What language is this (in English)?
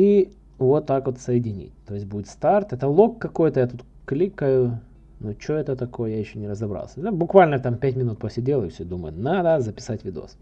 Russian